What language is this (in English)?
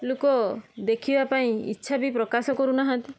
Odia